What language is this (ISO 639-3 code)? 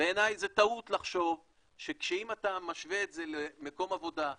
heb